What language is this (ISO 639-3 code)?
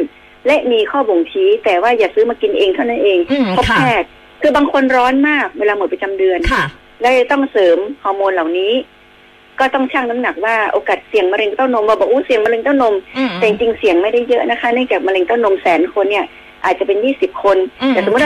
tha